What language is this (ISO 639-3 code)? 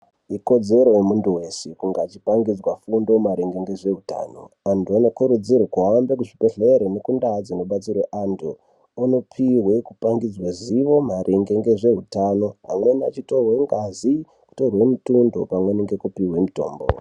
ndc